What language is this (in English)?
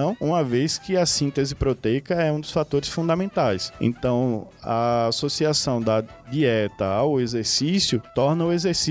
Portuguese